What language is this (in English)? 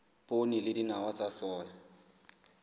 Southern Sotho